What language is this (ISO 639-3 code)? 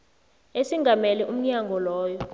nbl